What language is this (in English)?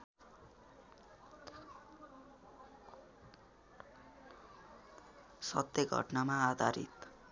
Nepali